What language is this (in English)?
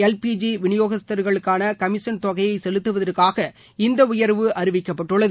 Tamil